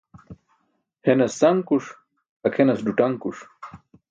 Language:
Burushaski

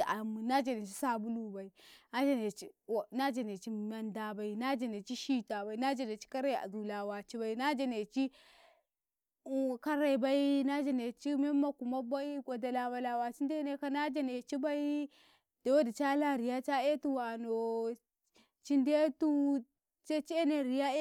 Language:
Karekare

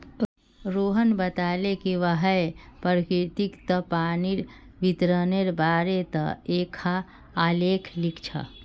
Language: Magahi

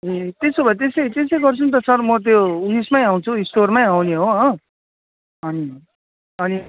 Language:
Nepali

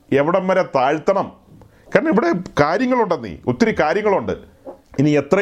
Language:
Malayalam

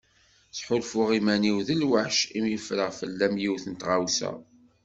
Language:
Kabyle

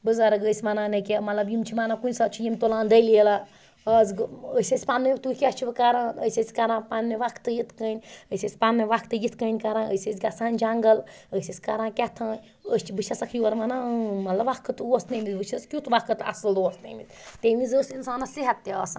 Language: Kashmiri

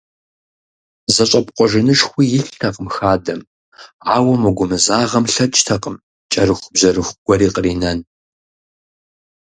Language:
Kabardian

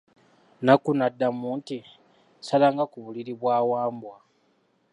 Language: Ganda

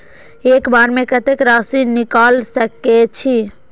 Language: Maithili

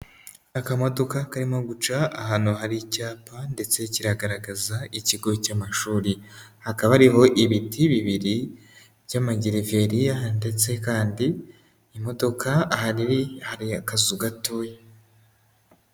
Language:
Kinyarwanda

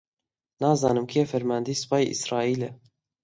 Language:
Central Kurdish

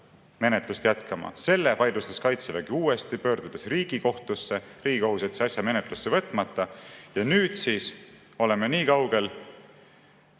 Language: Estonian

